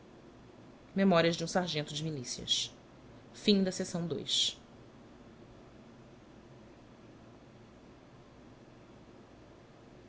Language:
Portuguese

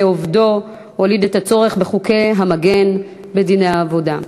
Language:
Hebrew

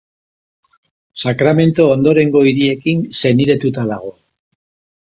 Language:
Basque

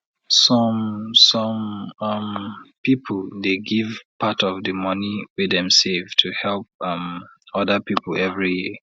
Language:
Nigerian Pidgin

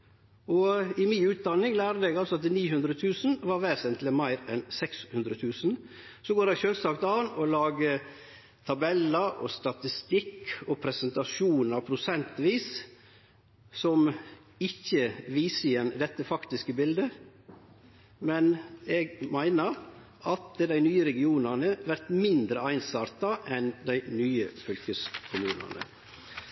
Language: Norwegian Nynorsk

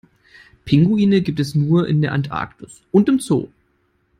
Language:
German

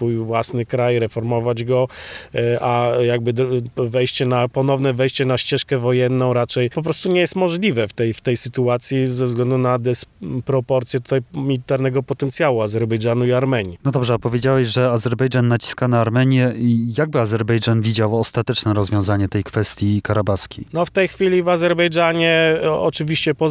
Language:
Polish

